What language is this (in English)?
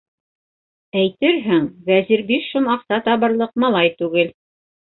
Bashkir